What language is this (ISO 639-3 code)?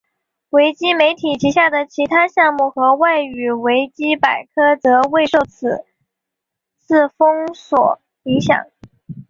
zho